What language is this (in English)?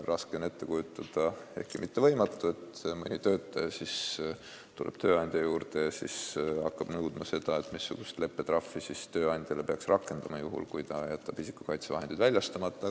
Estonian